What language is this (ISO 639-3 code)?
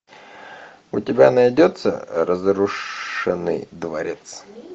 rus